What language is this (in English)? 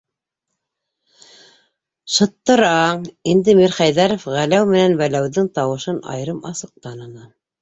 Bashkir